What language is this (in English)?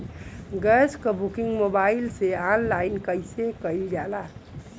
Bhojpuri